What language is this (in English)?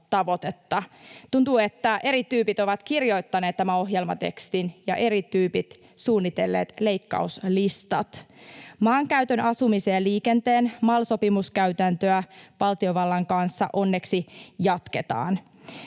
Finnish